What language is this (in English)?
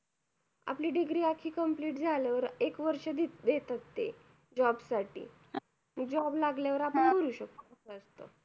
Marathi